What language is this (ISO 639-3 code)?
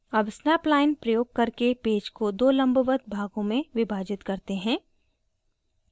hin